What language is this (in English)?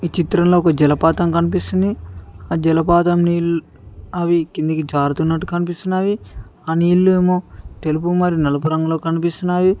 Telugu